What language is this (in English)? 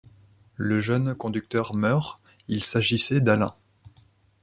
French